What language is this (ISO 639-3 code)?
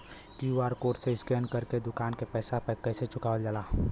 bho